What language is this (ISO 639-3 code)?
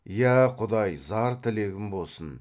kaz